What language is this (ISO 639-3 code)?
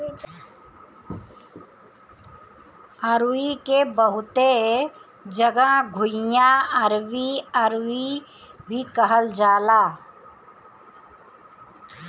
bho